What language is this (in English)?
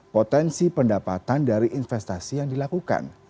Indonesian